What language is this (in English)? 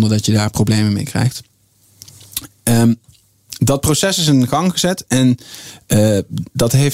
Dutch